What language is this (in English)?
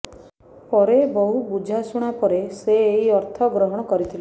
Odia